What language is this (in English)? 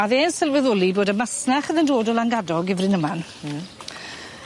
Welsh